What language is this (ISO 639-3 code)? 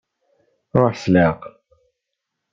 kab